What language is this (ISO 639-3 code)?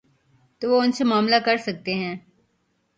urd